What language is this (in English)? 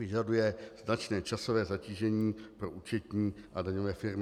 Czech